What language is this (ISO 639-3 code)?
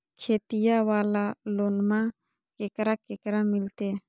mag